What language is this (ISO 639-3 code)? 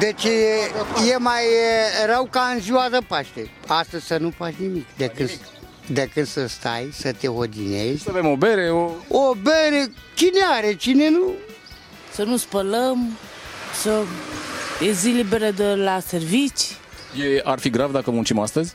ron